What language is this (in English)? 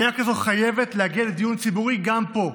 Hebrew